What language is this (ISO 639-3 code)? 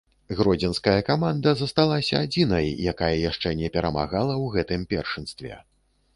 bel